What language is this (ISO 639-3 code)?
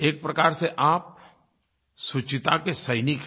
hin